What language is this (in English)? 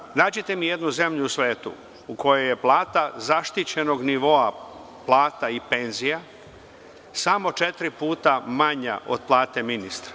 Serbian